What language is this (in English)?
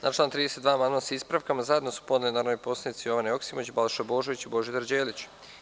Serbian